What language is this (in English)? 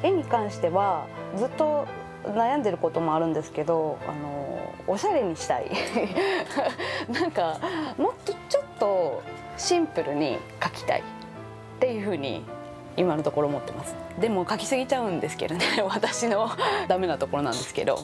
Japanese